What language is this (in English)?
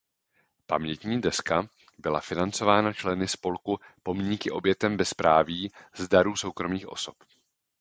Czech